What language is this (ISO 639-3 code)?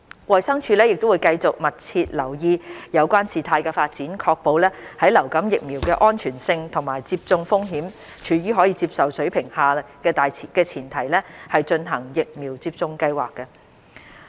yue